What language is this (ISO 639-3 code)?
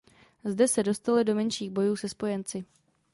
ces